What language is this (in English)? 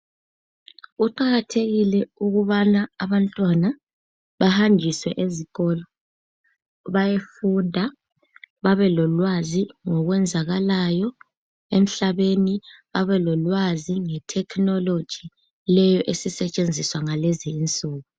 North Ndebele